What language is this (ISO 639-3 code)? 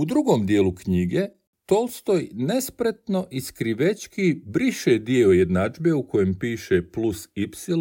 hrv